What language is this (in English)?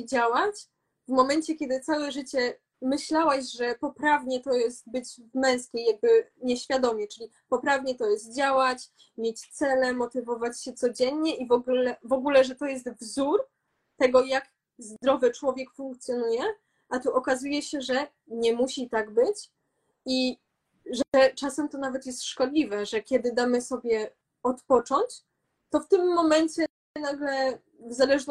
Polish